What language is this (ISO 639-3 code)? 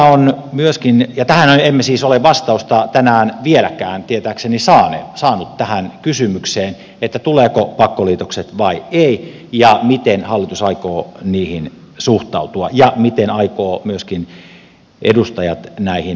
fin